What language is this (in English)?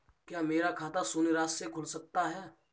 Hindi